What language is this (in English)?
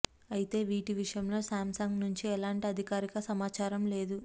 Telugu